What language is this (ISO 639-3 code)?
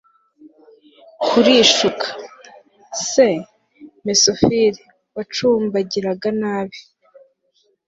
kin